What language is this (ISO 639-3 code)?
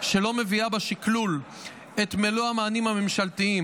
heb